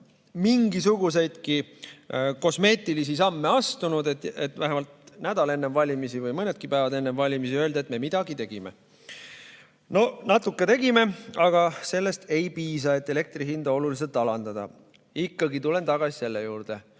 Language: Estonian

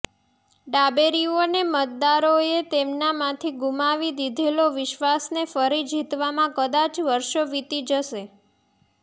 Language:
Gujarati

